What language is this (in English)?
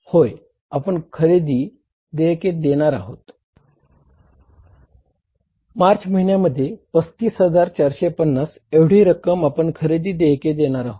Marathi